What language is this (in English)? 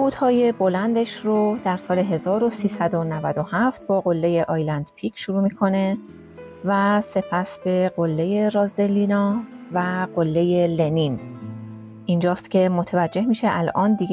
Persian